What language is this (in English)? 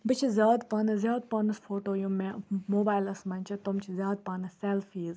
Kashmiri